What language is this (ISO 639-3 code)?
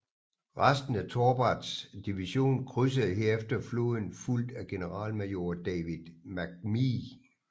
dan